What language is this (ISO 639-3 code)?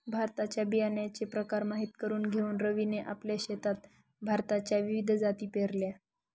mar